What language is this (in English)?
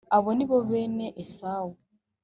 Kinyarwanda